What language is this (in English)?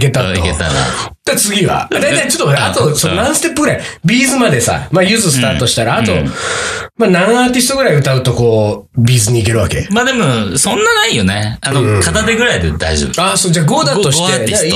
Japanese